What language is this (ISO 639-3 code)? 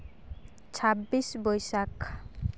sat